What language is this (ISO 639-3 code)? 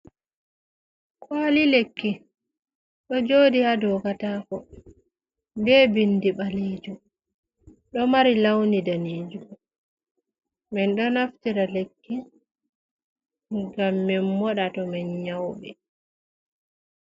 ful